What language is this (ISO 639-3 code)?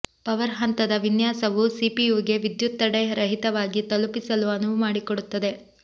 kan